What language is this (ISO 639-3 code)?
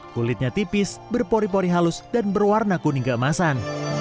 ind